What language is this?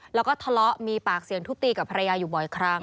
Thai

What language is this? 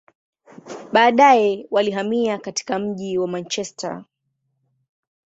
Swahili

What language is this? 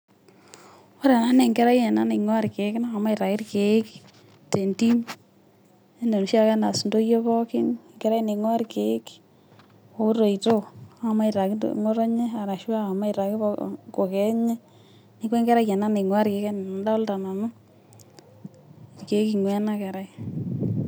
Masai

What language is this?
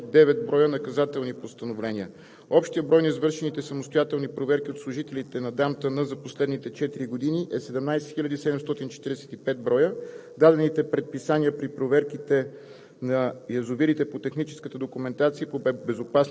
Bulgarian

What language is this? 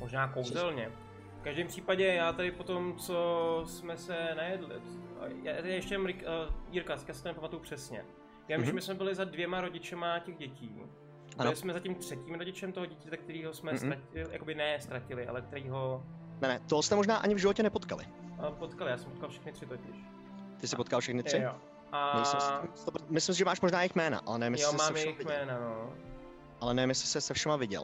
Czech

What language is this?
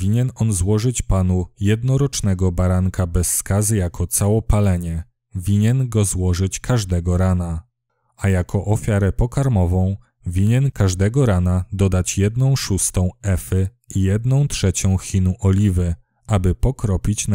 Polish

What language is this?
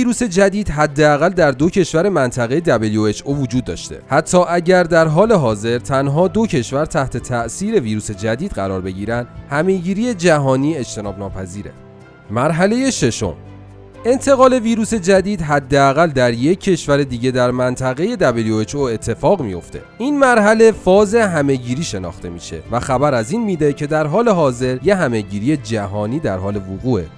Persian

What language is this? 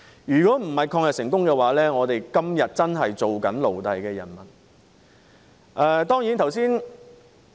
Cantonese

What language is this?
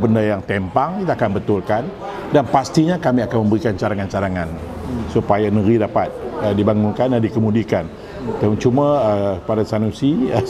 Malay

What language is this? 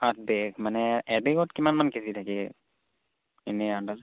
Assamese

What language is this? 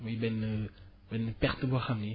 Wolof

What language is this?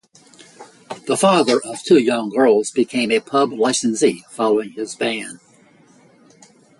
English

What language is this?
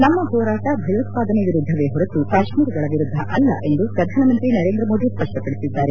Kannada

